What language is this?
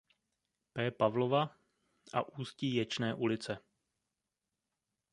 Czech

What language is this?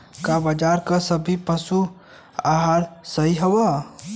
Bhojpuri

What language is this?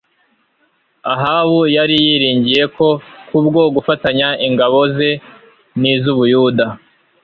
Kinyarwanda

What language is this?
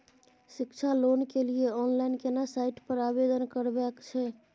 Maithili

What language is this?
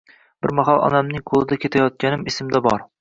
Uzbek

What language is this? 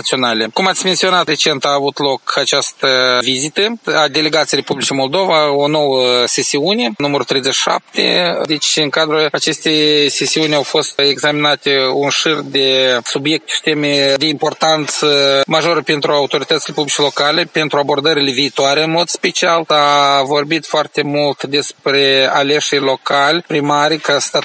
Romanian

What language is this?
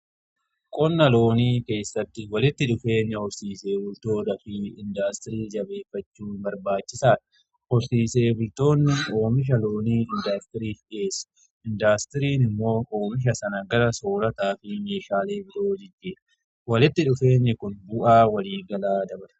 Oromo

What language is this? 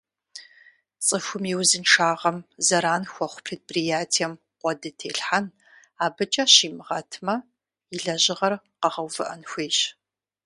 Kabardian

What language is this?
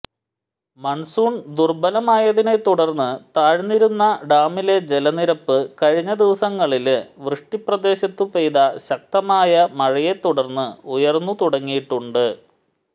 Malayalam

